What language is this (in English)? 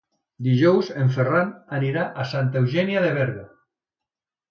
Catalan